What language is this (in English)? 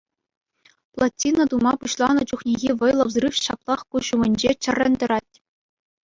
Chuvash